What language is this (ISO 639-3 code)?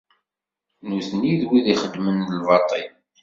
kab